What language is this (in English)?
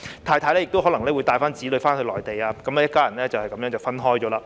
Cantonese